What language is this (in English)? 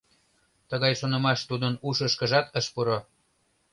Mari